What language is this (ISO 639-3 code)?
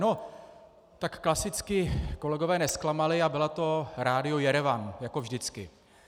ces